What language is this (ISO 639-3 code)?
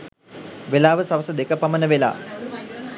sin